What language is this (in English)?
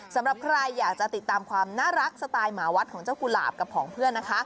Thai